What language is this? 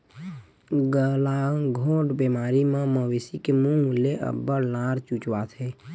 Chhattisgarhi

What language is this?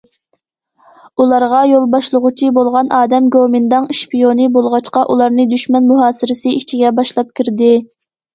Uyghur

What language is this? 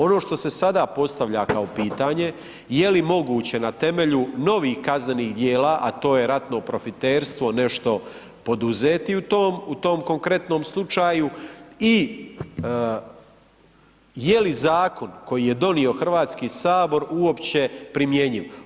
Croatian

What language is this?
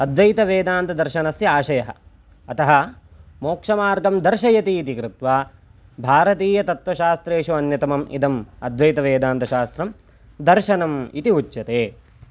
Sanskrit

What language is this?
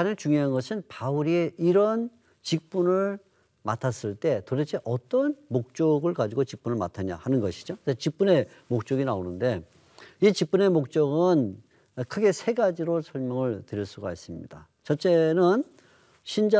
Korean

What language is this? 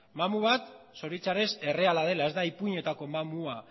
Basque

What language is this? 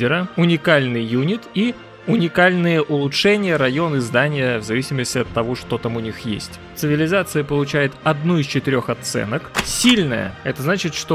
Russian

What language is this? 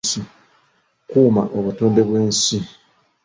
Ganda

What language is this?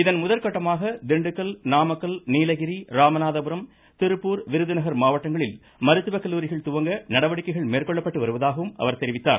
Tamil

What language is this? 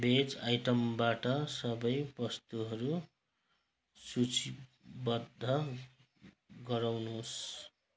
Nepali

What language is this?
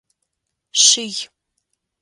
Adyghe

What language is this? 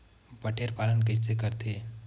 Chhattisgarhi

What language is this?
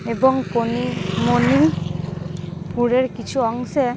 Bangla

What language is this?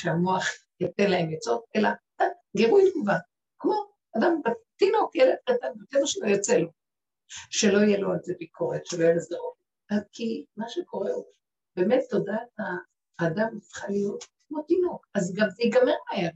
Hebrew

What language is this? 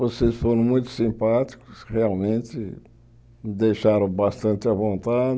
Portuguese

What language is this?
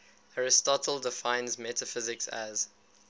English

